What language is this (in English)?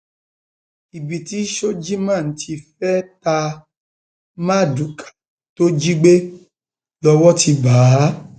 Yoruba